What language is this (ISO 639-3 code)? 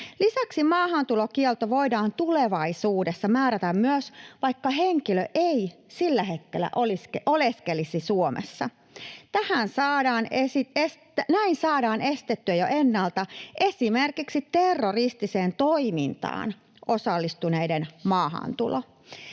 fin